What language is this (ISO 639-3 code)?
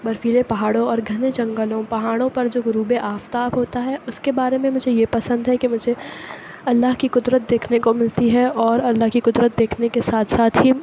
urd